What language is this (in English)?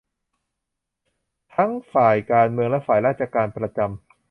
Thai